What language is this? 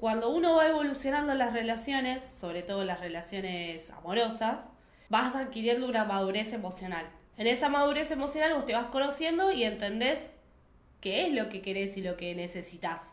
Spanish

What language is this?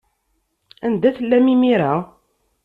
Kabyle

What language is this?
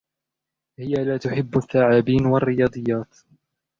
Arabic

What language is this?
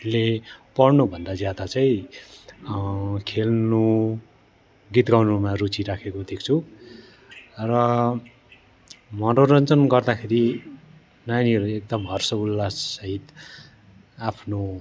Nepali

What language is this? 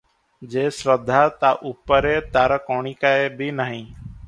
Odia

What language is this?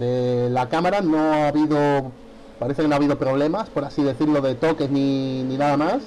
Spanish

